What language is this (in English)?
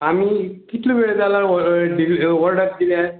Konkani